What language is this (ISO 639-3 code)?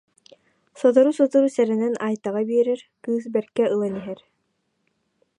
sah